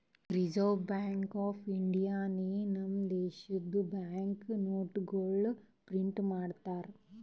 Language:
Kannada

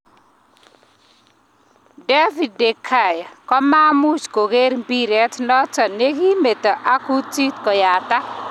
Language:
Kalenjin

